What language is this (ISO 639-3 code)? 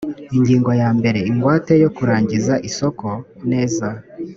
kin